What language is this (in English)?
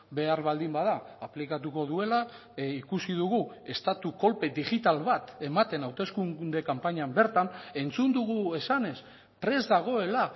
Basque